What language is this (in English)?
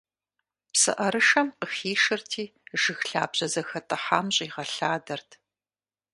Kabardian